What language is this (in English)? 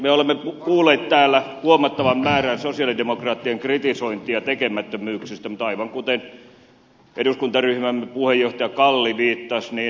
Finnish